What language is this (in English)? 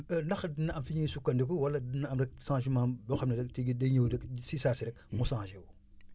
Wolof